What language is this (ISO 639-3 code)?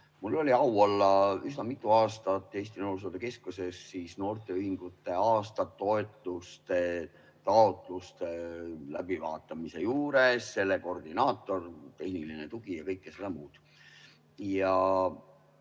est